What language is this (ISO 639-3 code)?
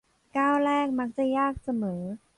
tha